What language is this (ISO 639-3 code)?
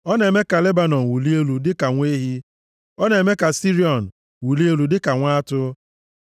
ibo